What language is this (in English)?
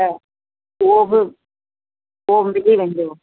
Sindhi